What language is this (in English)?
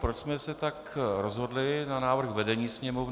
Czech